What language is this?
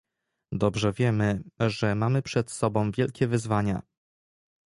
Polish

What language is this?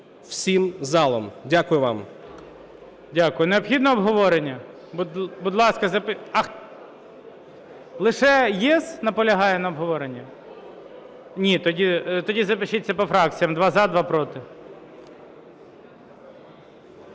Ukrainian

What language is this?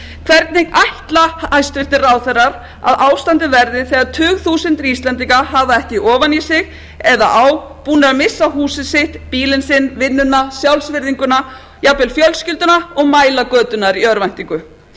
Icelandic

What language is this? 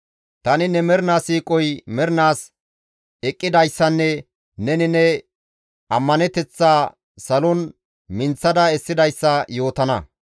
Gamo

